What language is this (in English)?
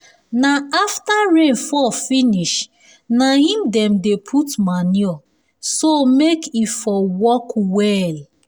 Nigerian Pidgin